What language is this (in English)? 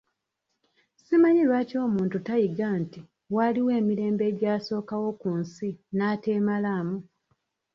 Ganda